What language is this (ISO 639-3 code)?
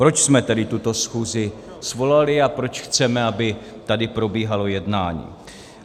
ces